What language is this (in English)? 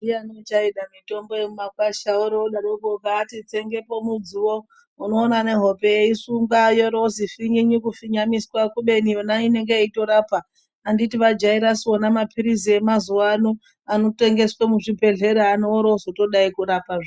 Ndau